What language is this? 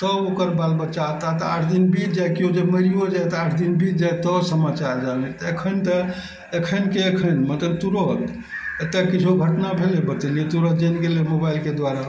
Maithili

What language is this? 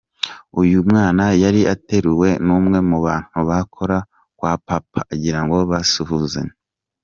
Kinyarwanda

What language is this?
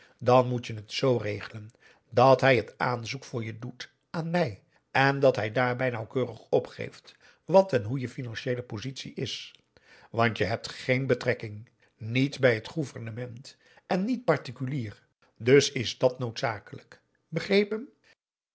Dutch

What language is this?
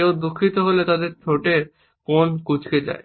Bangla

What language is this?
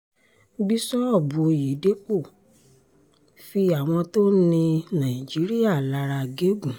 Yoruba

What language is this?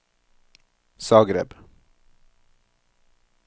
Norwegian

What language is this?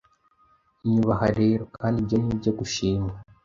Kinyarwanda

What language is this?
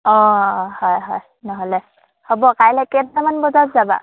Assamese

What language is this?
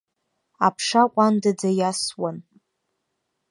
Abkhazian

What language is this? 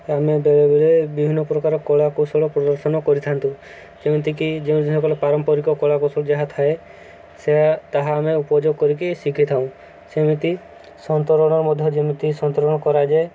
Odia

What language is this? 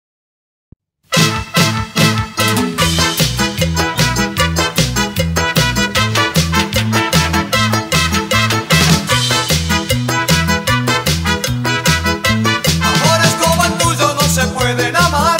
Arabic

